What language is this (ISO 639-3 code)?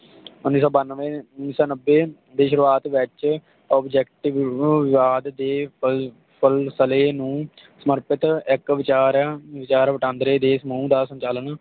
pan